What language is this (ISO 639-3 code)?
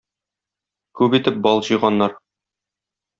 tat